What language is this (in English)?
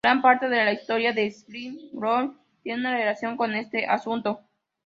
Spanish